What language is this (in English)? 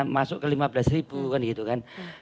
Indonesian